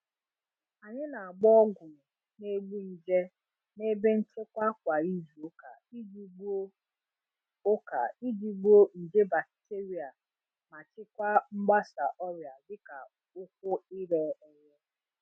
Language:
Igbo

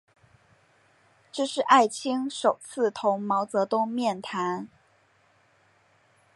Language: Chinese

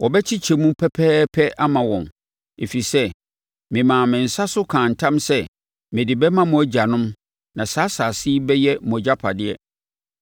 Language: Akan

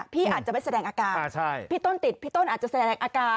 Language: Thai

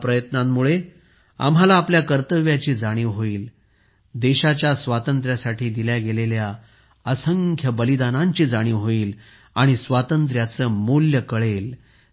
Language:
Marathi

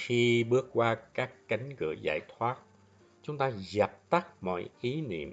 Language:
Vietnamese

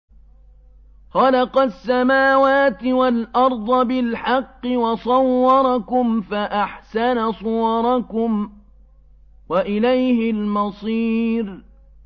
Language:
Arabic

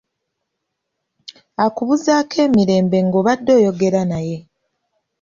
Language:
Ganda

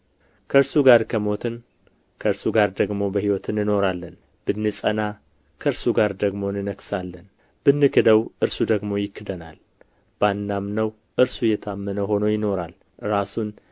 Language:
Amharic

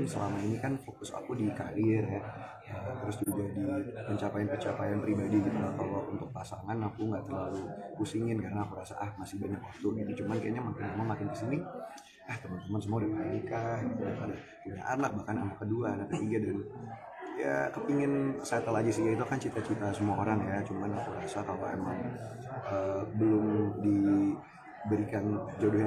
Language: Indonesian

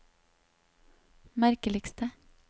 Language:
Norwegian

